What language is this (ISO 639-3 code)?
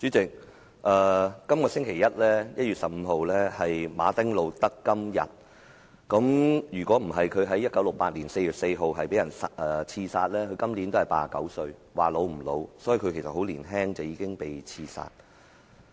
yue